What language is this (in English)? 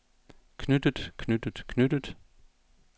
Danish